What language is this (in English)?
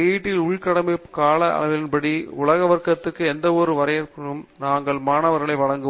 Tamil